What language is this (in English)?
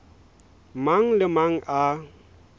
Southern Sotho